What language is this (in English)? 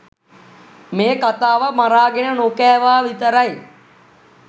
Sinhala